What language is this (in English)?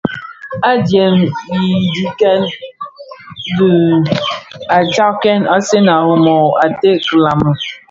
Bafia